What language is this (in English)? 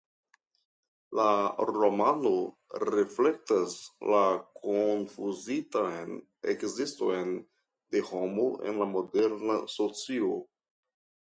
Esperanto